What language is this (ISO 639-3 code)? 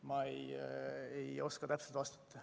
est